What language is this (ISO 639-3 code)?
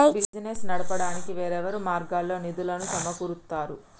tel